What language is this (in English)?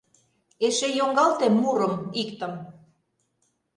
Mari